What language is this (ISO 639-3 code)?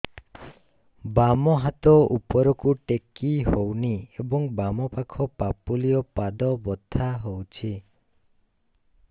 ori